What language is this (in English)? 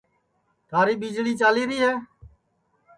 Sansi